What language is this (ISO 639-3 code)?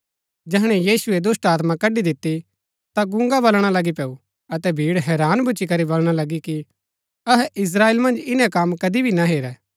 gbk